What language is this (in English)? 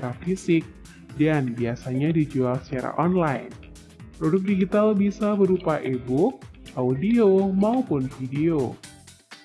Indonesian